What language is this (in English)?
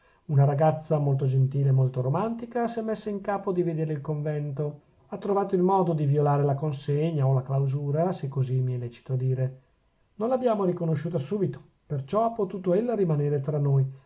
Italian